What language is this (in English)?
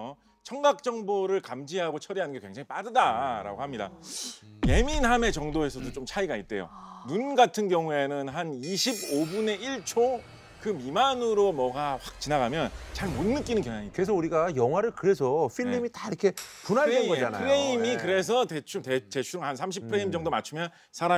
Korean